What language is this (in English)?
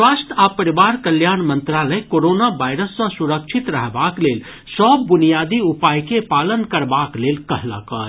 Maithili